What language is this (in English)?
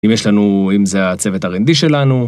Hebrew